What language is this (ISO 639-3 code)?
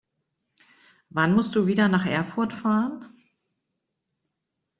deu